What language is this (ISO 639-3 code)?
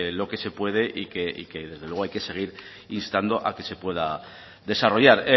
spa